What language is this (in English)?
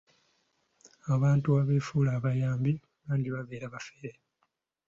Ganda